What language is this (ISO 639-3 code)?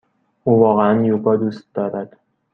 fas